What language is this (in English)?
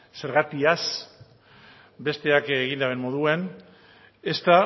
Basque